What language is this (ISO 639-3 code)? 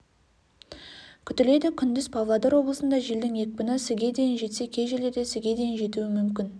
kaz